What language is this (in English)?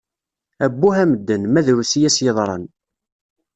Kabyle